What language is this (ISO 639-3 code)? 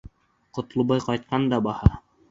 bak